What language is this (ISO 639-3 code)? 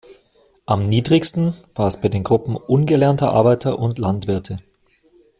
deu